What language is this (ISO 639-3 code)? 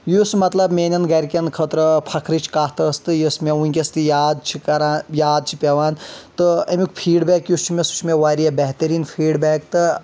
kas